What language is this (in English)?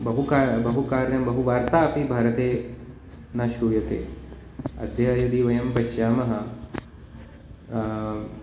Sanskrit